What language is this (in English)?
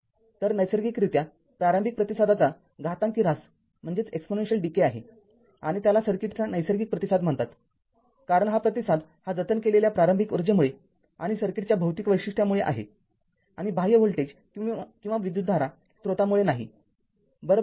Marathi